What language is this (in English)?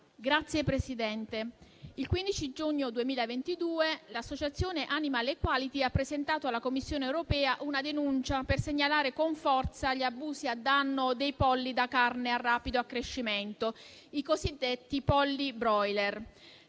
Italian